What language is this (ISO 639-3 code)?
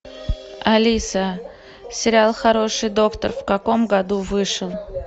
rus